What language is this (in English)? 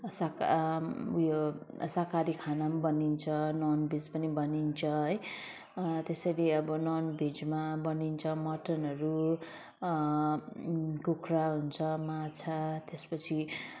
Nepali